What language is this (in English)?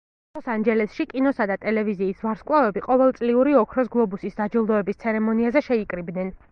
Georgian